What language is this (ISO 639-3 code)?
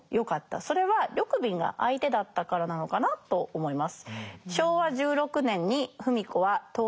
jpn